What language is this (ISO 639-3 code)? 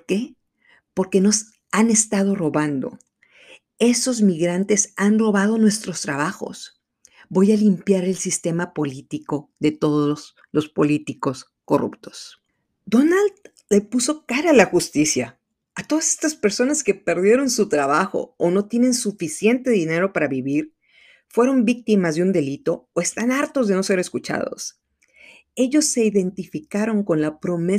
spa